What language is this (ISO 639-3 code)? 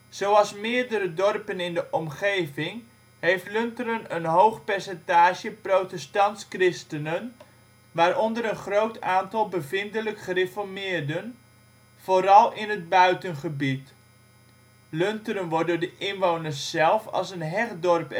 nld